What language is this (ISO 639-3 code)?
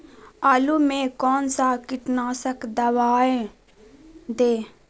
mag